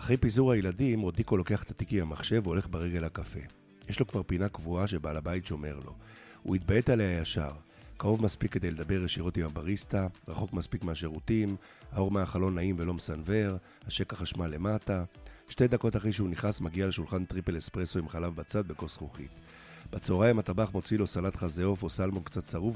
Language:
Hebrew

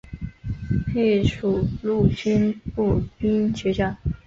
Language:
Chinese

